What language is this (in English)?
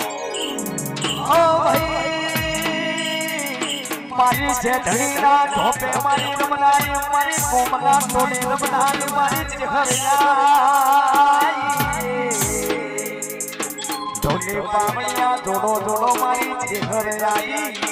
Gujarati